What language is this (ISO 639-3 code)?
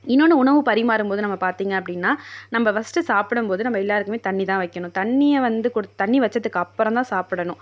tam